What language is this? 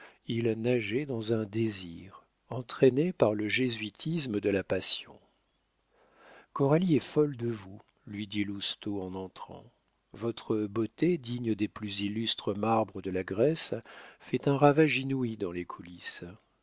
French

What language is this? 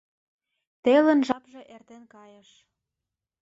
Mari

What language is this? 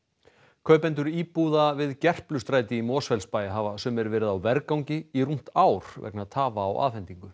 Icelandic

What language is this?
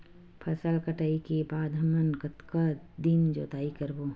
Chhattisgarhi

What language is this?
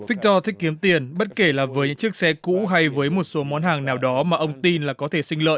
Vietnamese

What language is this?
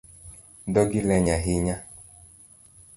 Luo (Kenya and Tanzania)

